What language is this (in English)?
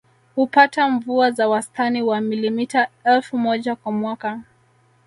Swahili